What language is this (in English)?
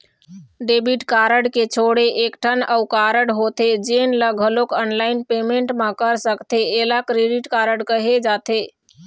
Chhattisgarhi